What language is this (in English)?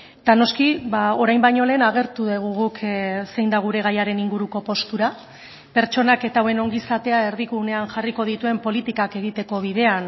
Basque